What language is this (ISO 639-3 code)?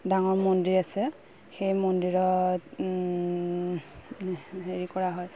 asm